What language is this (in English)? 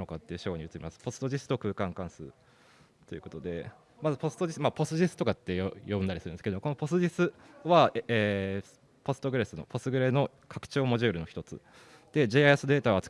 Japanese